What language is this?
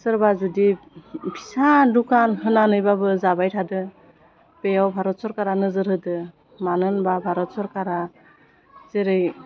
Bodo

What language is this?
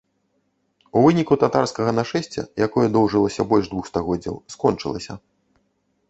Belarusian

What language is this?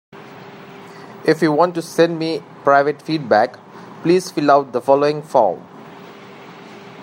English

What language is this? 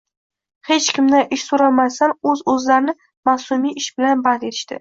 Uzbek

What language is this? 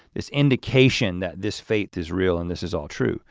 English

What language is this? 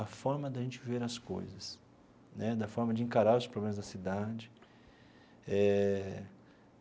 Portuguese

